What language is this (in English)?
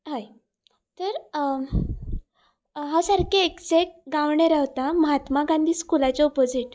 Konkani